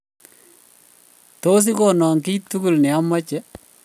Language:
Kalenjin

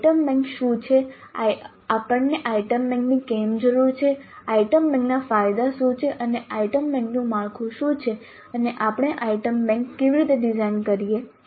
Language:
Gujarati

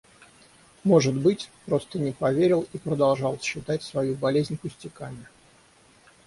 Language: Russian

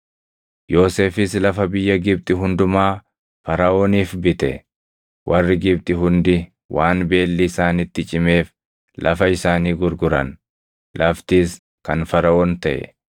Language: Oromo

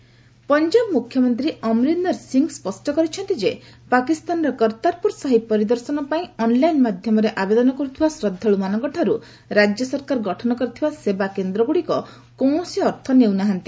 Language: Odia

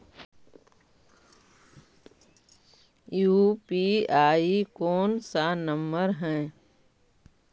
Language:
Magahi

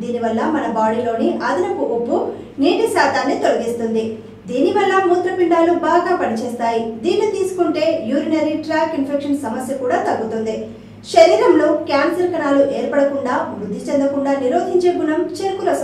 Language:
Telugu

